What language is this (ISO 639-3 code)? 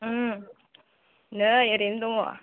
brx